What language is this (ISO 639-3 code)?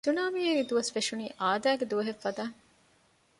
div